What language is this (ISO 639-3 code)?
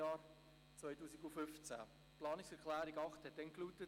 gsw